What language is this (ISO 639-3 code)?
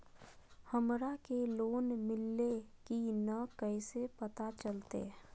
mag